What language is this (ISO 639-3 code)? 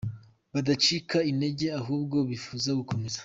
kin